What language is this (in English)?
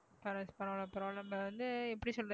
Tamil